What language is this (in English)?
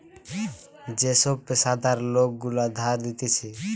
Bangla